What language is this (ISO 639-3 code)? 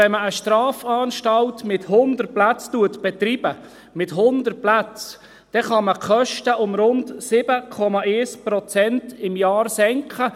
gsw